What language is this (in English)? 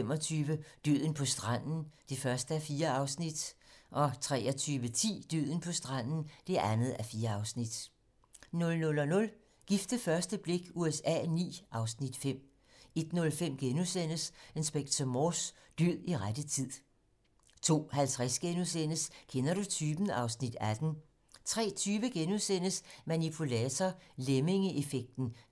Danish